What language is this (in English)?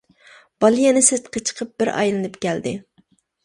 Uyghur